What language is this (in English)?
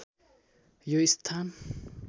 Nepali